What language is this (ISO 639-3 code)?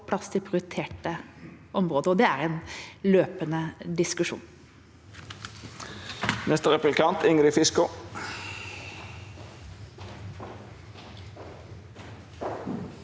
nor